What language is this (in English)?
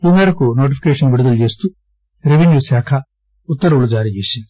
Telugu